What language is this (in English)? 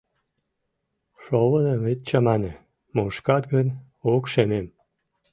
Mari